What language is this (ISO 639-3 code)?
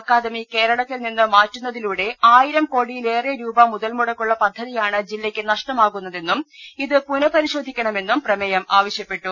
mal